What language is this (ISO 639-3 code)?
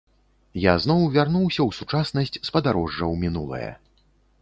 bel